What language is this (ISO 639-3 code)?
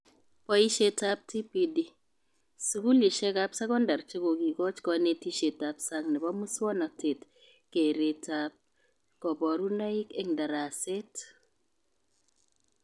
kln